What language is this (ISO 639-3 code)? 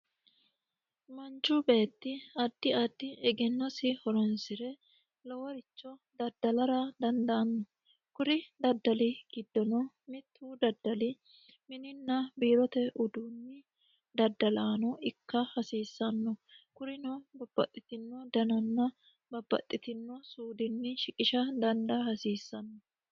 sid